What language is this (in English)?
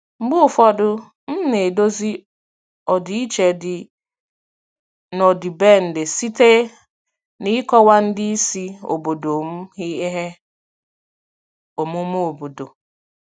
Igbo